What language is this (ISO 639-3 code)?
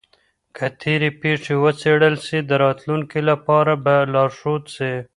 pus